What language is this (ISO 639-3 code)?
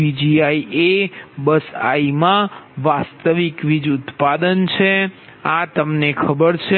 guj